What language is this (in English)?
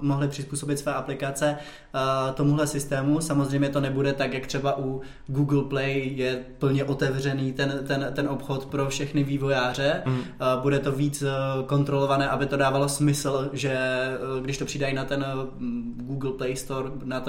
Czech